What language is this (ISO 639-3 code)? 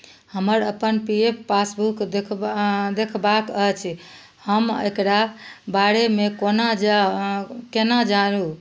mai